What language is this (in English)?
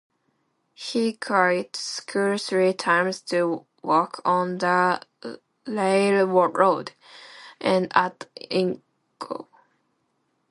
English